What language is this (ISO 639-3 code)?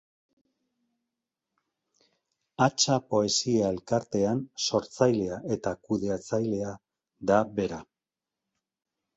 eus